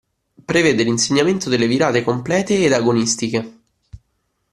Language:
Italian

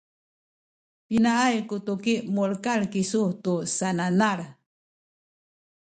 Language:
Sakizaya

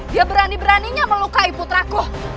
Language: Indonesian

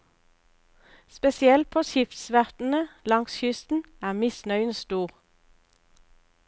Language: Norwegian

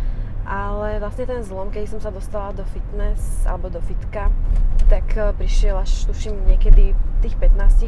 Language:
Slovak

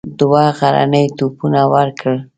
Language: Pashto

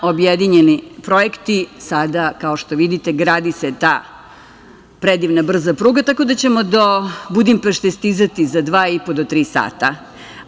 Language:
Serbian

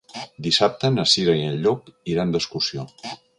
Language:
Catalan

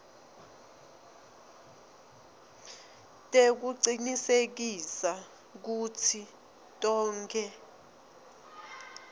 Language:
Swati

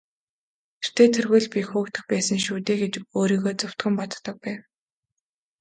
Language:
Mongolian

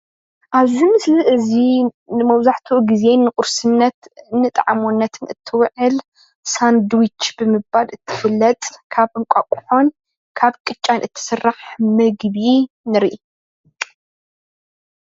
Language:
Tigrinya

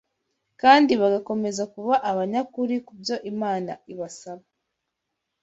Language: Kinyarwanda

